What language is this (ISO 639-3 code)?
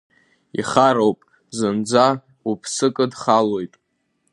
abk